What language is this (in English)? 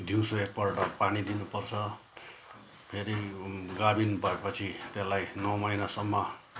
Nepali